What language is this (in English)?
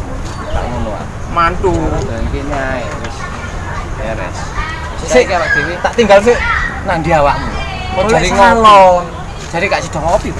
Indonesian